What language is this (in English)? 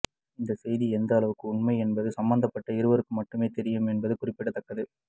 Tamil